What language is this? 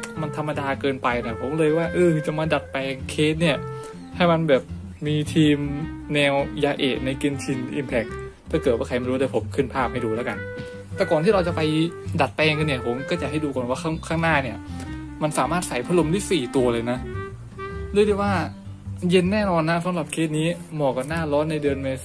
Thai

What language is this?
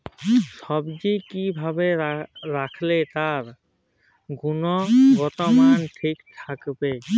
Bangla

